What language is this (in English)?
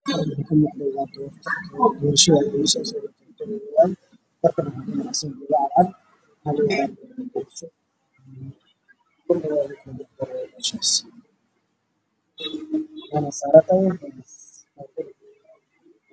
Somali